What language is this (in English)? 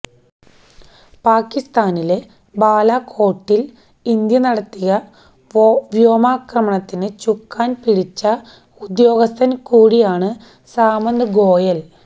Malayalam